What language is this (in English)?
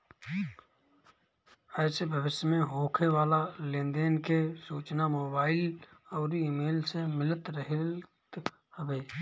Bhojpuri